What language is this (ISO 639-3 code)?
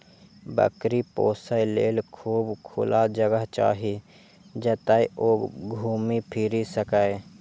mai